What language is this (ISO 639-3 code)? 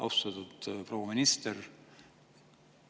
est